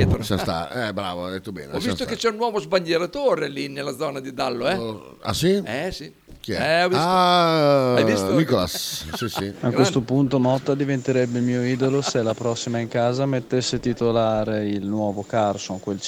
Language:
Italian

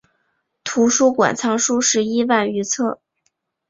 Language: Chinese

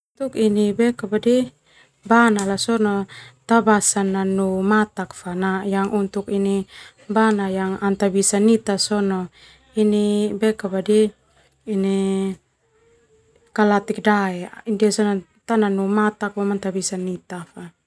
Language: Termanu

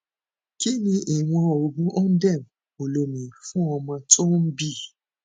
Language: Yoruba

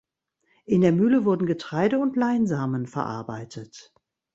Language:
German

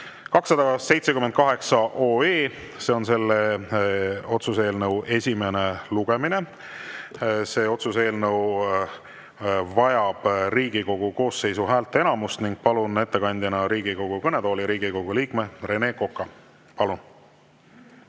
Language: Estonian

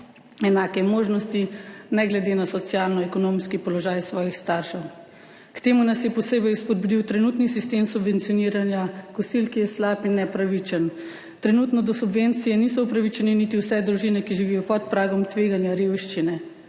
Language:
Slovenian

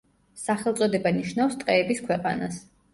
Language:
Georgian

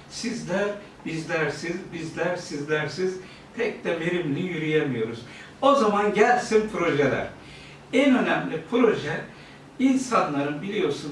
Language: Turkish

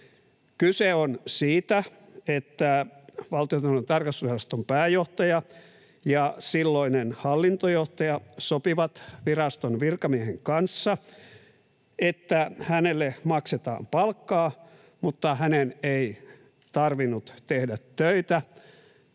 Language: Finnish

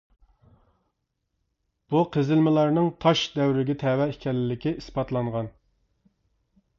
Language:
Uyghur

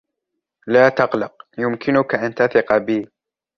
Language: Arabic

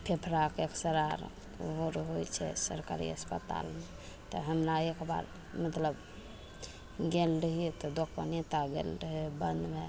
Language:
Maithili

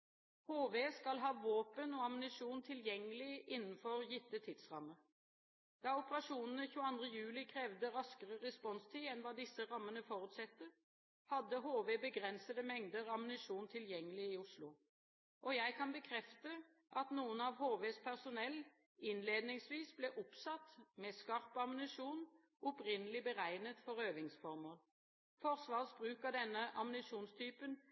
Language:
Norwegian Bokmål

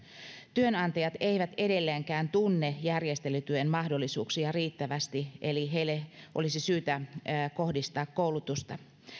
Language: Finnish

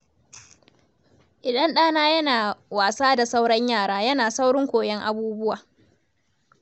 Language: Hausa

